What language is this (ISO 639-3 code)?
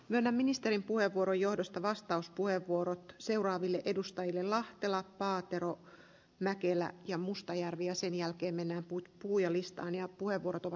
fin